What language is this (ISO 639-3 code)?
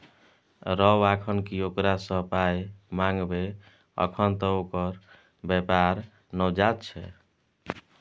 mai